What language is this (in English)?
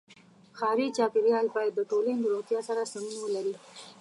Pashto